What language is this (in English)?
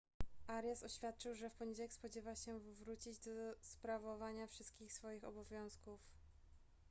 Polish